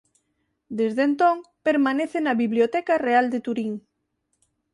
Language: Galician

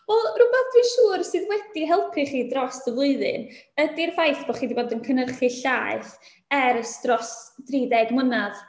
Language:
Welsh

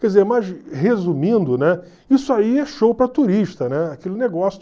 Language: Portuguese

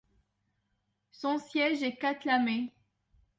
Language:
French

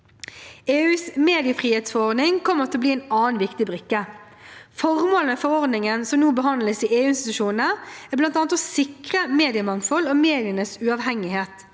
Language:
Norwegian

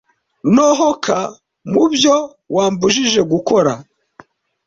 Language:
Kinyarwanda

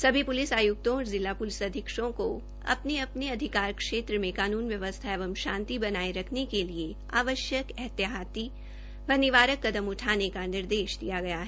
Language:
Hindi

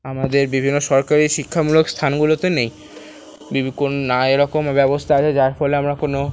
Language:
Bangla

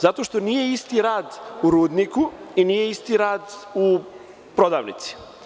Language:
Serbian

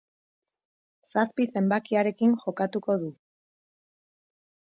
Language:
Basque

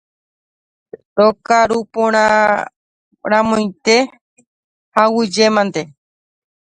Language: Guarani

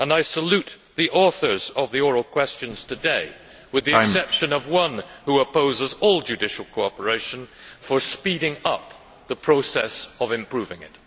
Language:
English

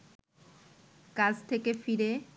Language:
Bangla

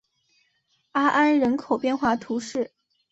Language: Chinese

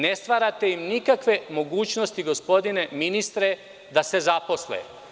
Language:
Serbian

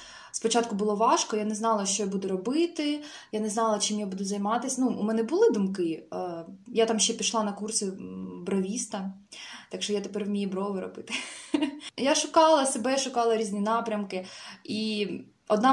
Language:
Russian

